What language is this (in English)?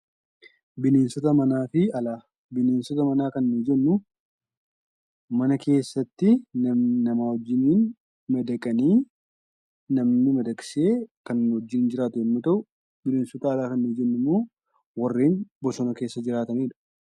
Oromo